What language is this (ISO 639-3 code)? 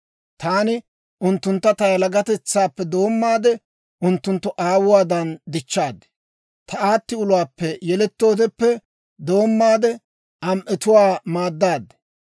dwr